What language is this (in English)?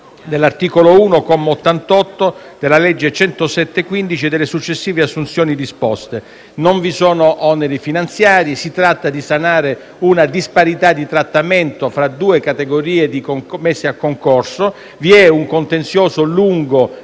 Italian